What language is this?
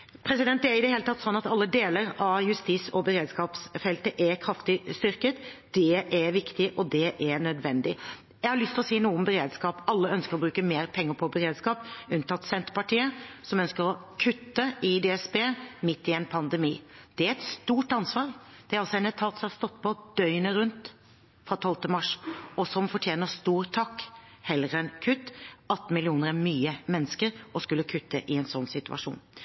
Norwegian Bokmål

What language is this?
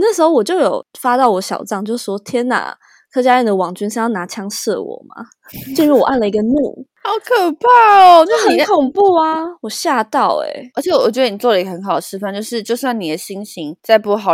Chinese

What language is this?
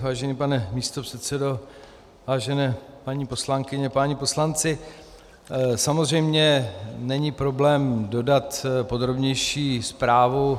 Czech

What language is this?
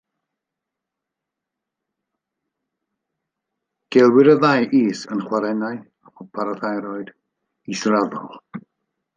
Welsh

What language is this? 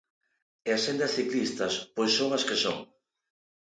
Galician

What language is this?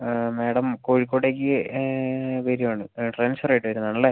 Malayalam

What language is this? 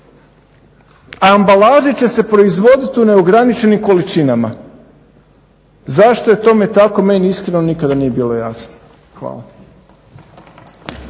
Croatian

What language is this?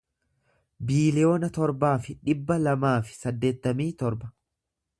Oromo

